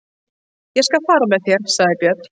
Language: Icelandic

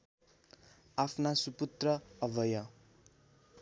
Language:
Nepali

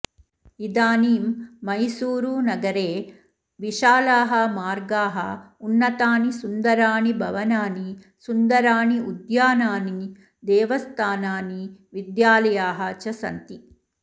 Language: Sanskrit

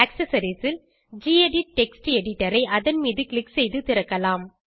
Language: Tamil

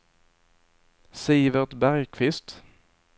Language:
Swedish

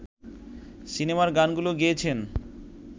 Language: Bangla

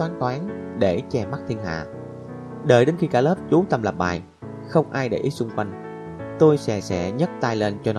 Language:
Vietnamese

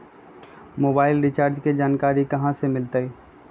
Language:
Magahi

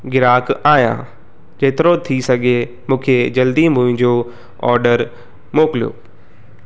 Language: Sindhi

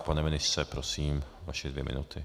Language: Czech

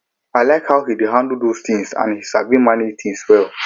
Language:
Nigerian Pidgin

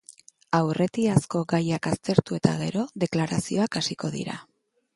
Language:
Basque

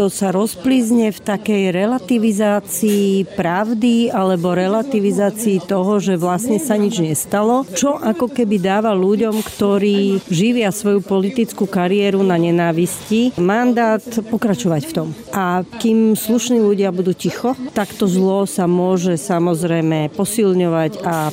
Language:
Slovak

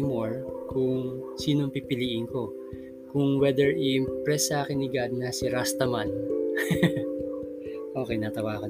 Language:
Filipino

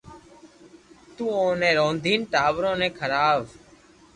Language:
Loarki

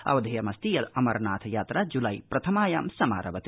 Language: Sanskrit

